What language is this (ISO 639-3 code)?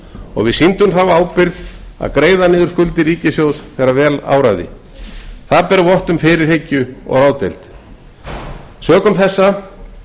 isl